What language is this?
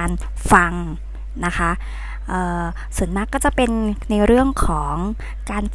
Thai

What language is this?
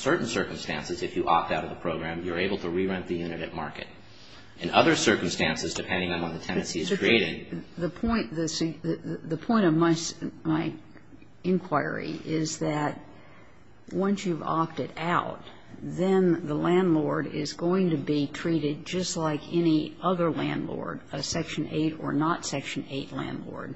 English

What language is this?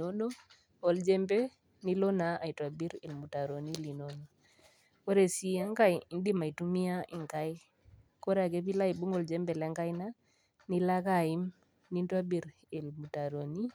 Masai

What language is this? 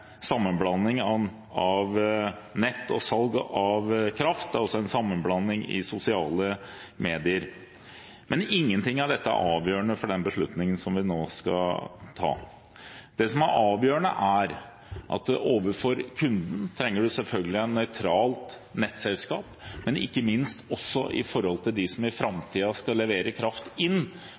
Norwegian Bokmål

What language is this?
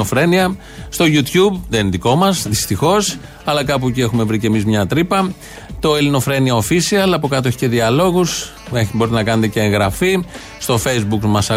Greek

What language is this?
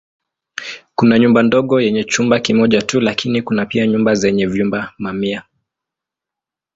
Swahili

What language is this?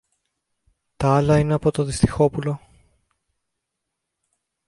Greek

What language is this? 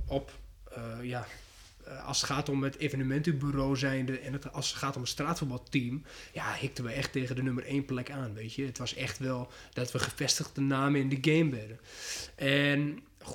Dutch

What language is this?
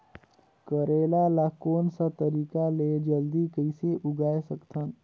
Chhattisgarhi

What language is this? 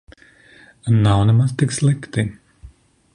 Latvian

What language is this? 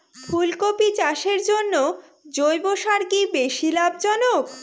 Bangla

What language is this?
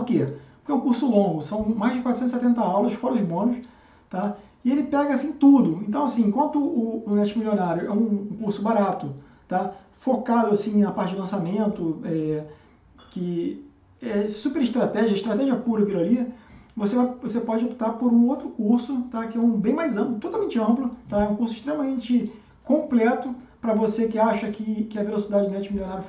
Portuguese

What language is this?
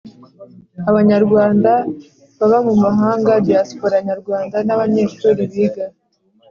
Kinyarwanda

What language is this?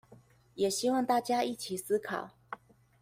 Chinese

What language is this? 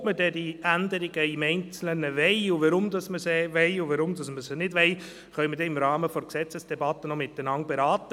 Swiss German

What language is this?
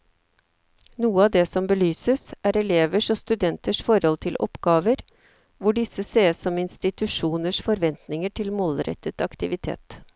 Norwegian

